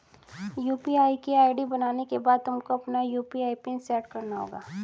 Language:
Hindi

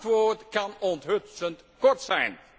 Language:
Dutch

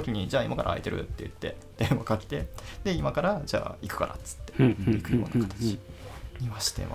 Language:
Japanese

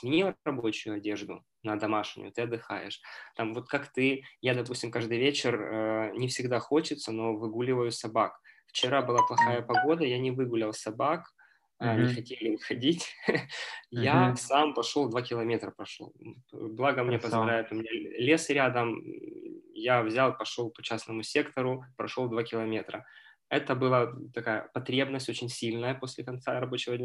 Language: Russian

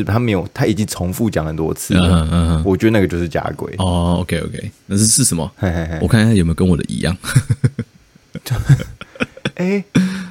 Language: Chinese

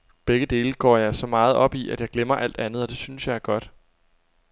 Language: Danish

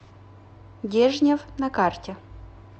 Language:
Russian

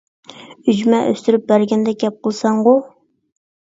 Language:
Uyghur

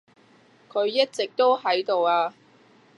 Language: Cantonese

